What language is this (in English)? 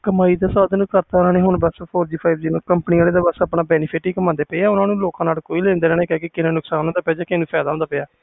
Punjabi